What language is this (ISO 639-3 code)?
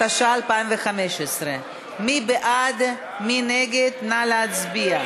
heb